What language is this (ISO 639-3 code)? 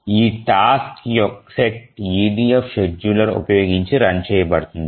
tel